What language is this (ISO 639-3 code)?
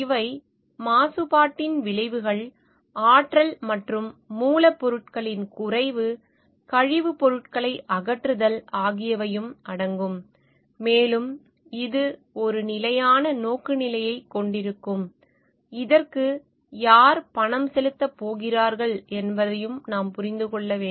tam